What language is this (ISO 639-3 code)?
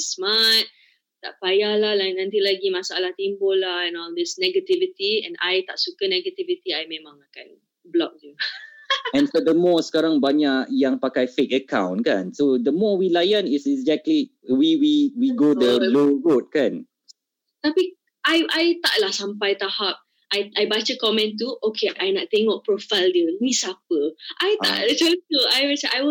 msa